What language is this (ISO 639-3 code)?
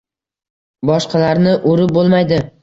uzb